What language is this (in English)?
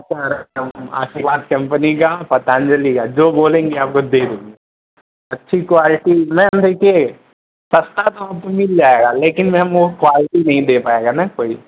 Hindi